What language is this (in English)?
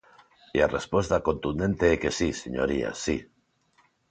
Galician